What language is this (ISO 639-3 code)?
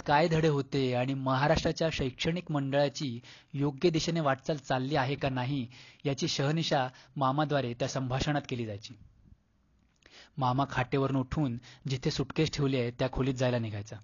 mar